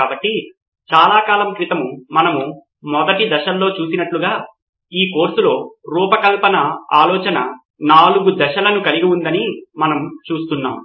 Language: Telugu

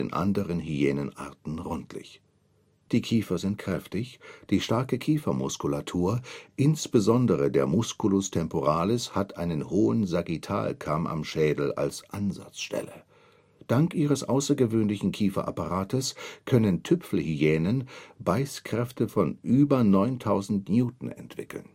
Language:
German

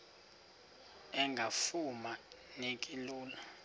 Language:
Xhosa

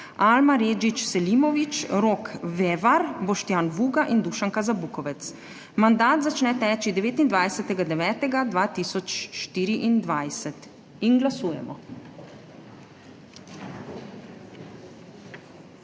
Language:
Slovenian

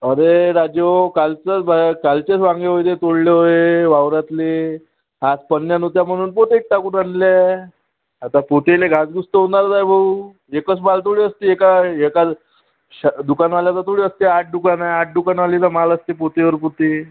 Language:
Marathi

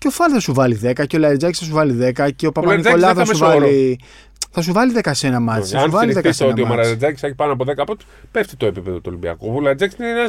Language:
Greek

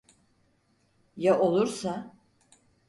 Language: Turkish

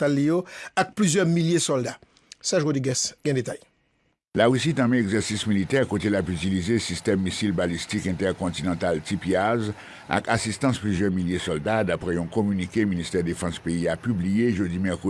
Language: French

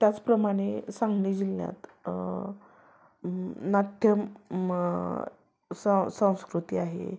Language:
Marathi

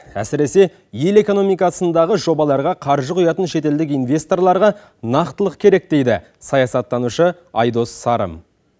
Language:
Kazakh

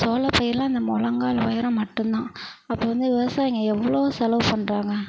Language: Tamil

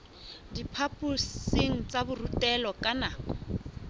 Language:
Southern Sotho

